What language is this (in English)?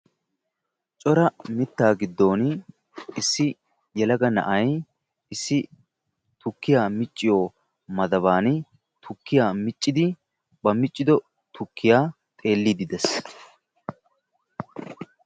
Wolaytta